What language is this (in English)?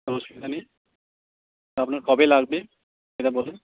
Bangla